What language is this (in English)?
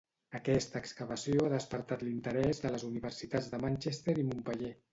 Catalan